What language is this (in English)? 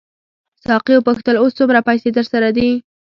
Pashto